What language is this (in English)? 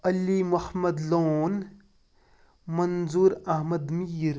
Kashmiri